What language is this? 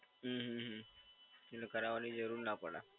Gujarati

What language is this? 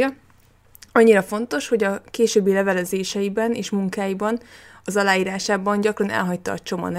Hungarian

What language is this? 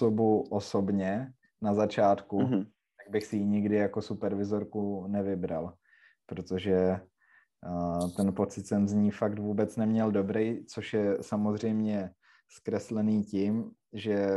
Czech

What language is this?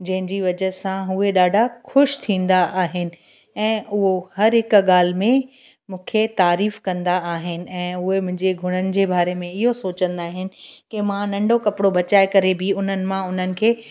Sindhi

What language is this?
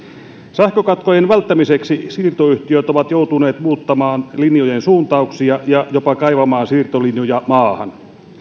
Finnish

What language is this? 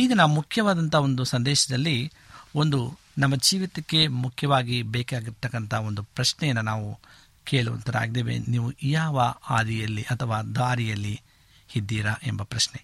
Kannada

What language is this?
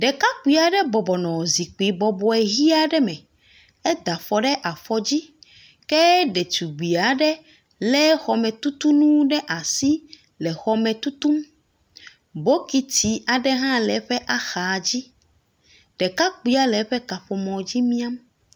Ewe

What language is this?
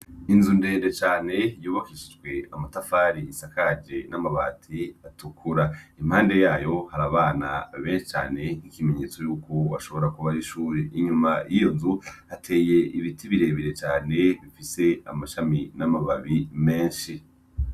Rundi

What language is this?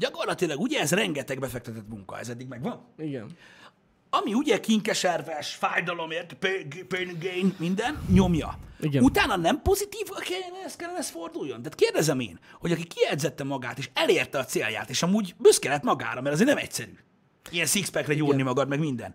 Hungarian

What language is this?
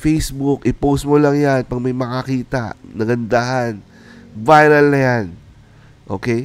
Filipino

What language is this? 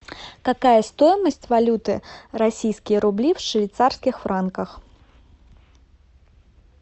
Russian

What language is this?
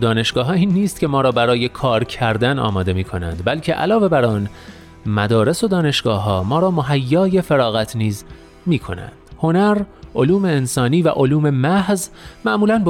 Persian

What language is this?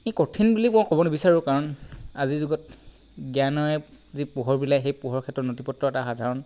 Assamese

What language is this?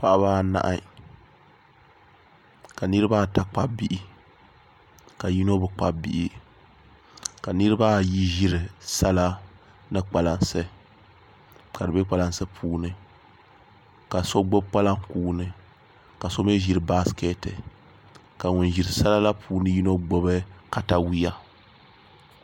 Dagbani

